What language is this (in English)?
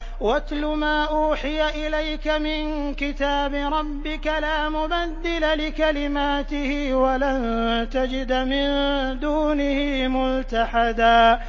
Arabic